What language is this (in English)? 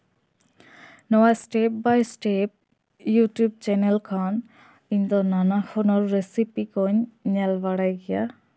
Santali